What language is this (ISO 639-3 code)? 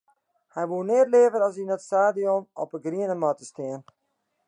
fry